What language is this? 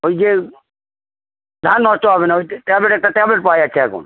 Bangla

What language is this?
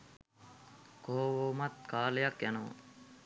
Sinhala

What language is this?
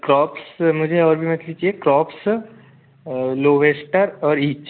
Hindi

